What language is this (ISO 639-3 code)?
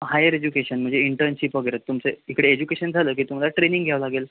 mar